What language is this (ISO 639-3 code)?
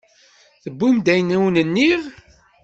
kab